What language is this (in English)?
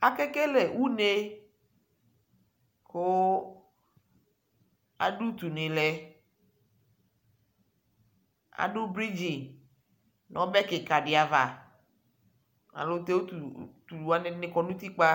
Ikposo